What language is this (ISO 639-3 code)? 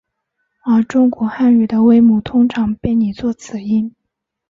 zho